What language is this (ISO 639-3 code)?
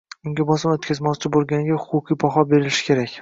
uzb